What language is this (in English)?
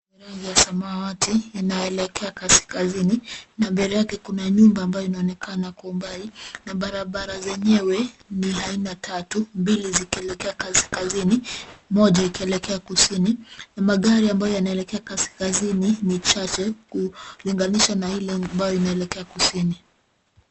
Swahili